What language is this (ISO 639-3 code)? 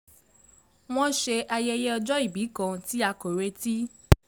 yor